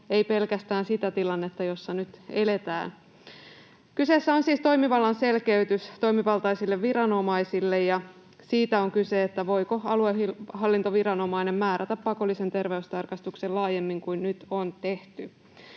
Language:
Finnish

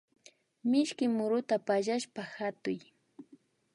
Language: Imbabura Highland Quichua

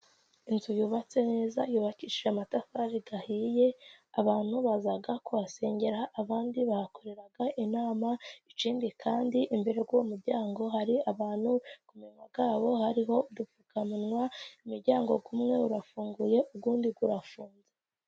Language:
Kinyarwanda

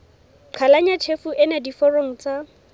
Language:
Southern Sotho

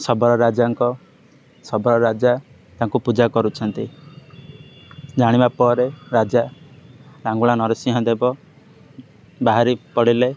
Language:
Odia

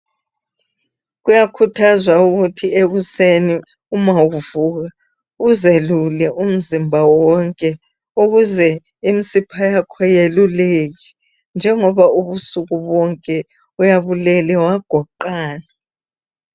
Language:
North Ndebele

